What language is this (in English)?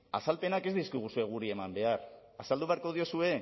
Basque